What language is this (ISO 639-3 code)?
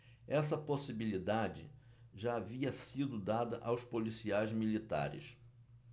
por